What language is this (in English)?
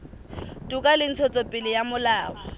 Southern Sotho